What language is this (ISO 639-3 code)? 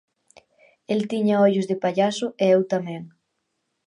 glg